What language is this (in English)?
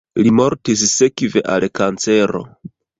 Esperanto